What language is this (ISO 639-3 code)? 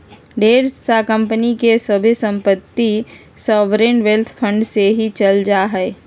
mag